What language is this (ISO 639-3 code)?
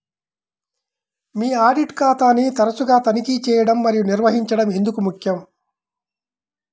tel